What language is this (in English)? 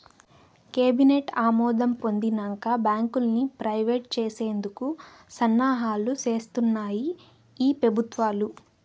Telugu